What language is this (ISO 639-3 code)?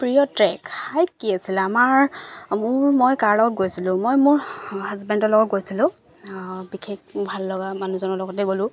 asm